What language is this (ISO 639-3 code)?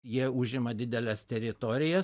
lit